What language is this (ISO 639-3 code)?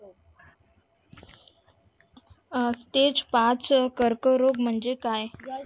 mar